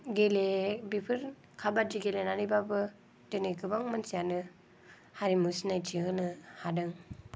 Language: Bodo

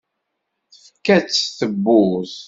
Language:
Kabyle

